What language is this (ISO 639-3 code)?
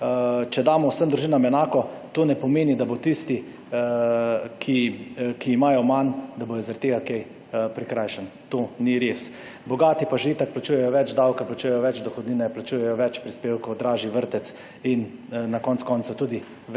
slv